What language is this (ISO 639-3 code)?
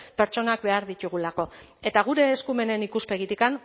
eus